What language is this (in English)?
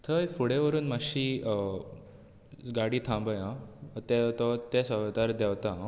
Konkani